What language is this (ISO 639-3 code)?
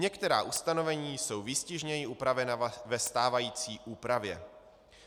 ces